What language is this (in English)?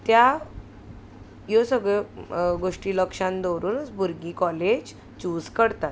Konkani